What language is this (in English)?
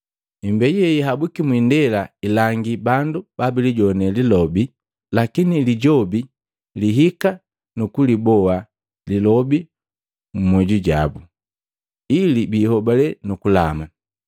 Matengo